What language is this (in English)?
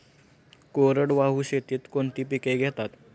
Marathi